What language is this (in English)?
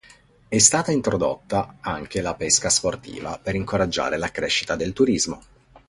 Italian